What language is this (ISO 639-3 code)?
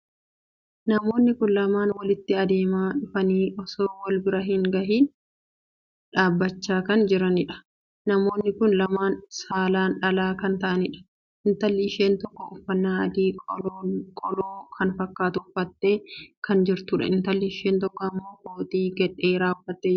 orm